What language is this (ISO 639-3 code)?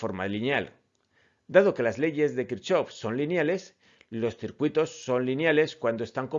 spa